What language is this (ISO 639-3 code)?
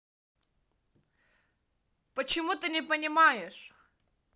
rus